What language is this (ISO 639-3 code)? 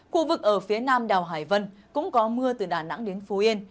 vie